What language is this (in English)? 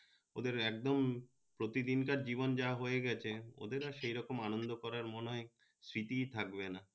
Bangla